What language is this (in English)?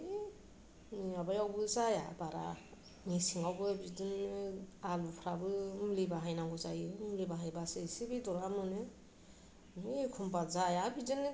Bodo